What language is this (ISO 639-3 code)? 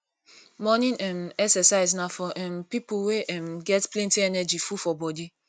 pcm